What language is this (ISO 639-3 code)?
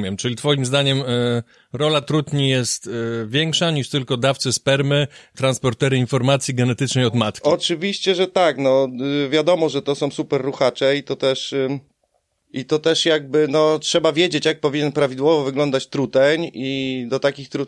pol